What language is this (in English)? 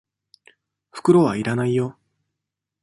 Japanese